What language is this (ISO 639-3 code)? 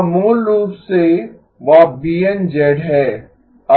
hin